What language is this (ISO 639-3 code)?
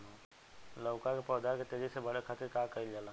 bho